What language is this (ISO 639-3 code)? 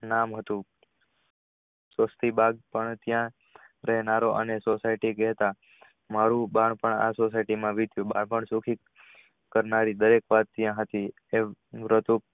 guj